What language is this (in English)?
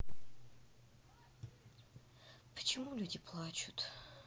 Russian